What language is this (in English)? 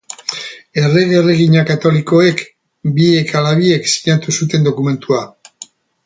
Basque